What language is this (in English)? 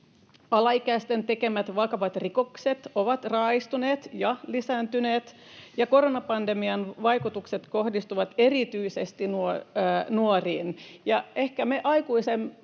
Finnish